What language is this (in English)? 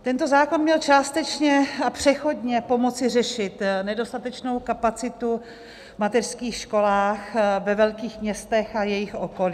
Czech